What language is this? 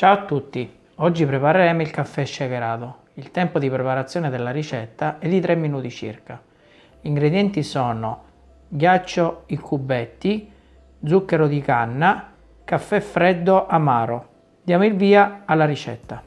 Italian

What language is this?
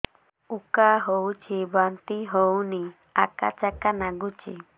Odia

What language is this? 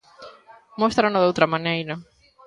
Galician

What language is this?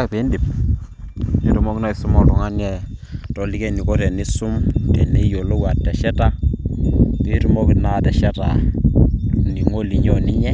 Masai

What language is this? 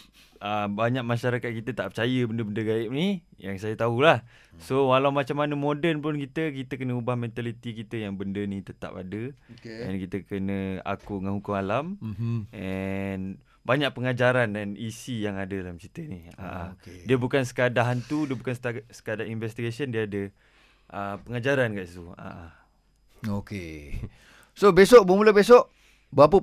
Malay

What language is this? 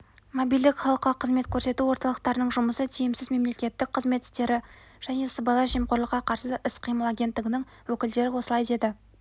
Kazakh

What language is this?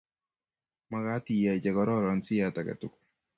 Kalenjin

